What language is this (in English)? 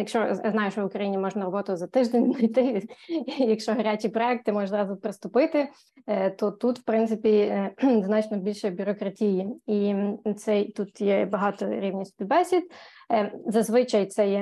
Ukrainian